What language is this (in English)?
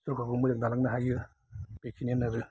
Bodo